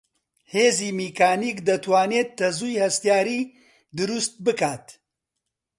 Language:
Central Kurdish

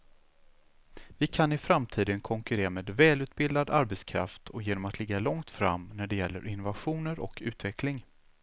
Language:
Swedish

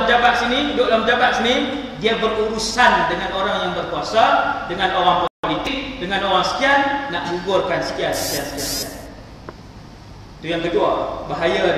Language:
Malay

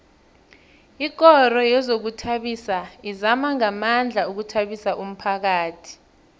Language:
South Ndebele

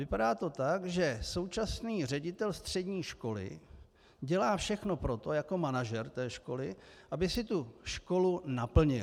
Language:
Czech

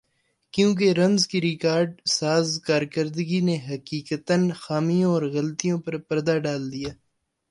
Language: Urdu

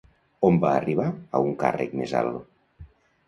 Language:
Catalan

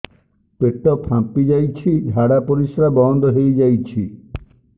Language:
Odia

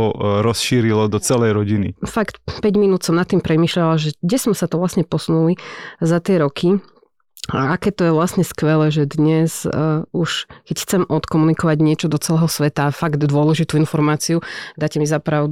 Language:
Slovak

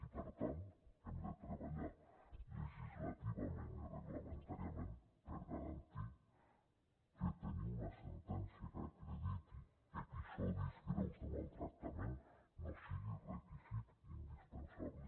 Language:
Catalan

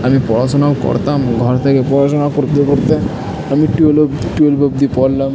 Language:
Bangla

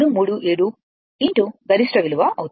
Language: Telugu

